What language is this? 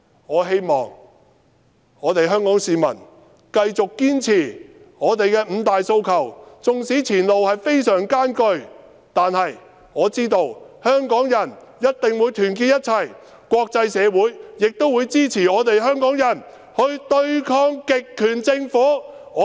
Cantonese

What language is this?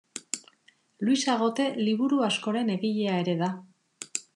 Basque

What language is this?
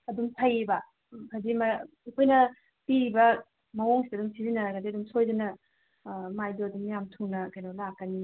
Manipuri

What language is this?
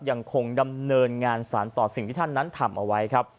Thai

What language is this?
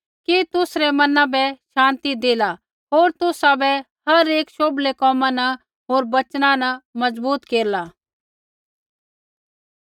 Kullu Pahari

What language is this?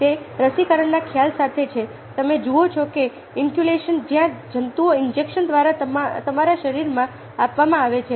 Gujarati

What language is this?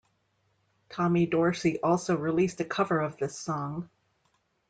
English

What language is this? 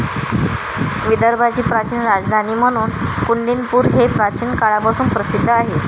Marathi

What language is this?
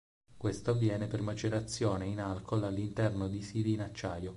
Italian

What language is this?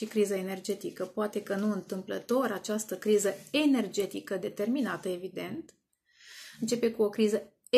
Romanian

